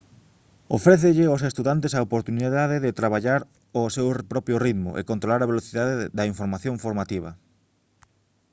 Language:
Galician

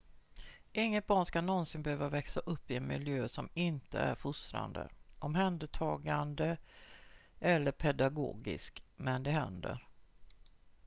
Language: Swedish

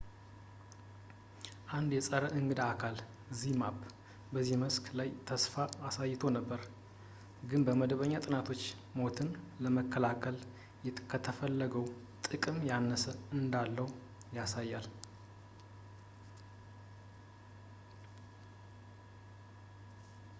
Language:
Amharic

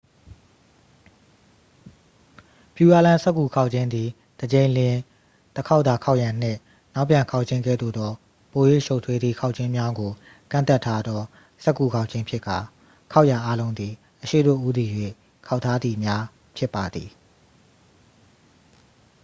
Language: Burmese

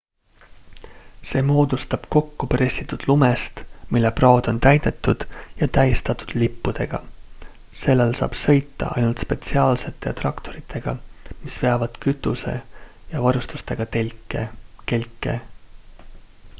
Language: Estonian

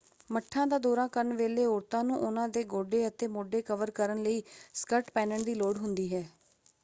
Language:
Punjabi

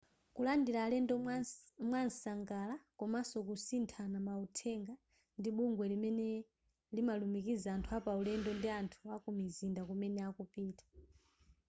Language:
Nyanja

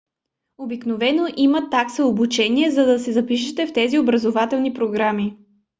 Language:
Bulgarian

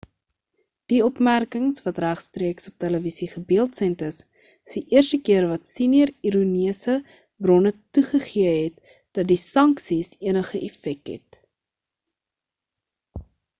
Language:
Afrikaans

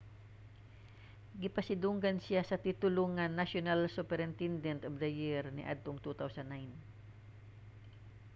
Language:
Cebuano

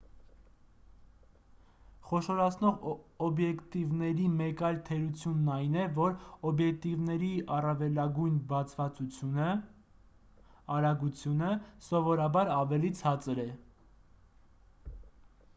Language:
Armenian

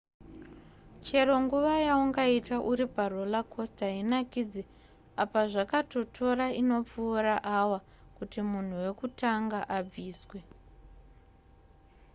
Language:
Shona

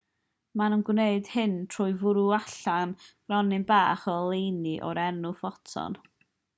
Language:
Welsh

